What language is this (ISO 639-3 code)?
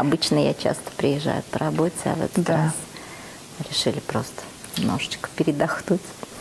rus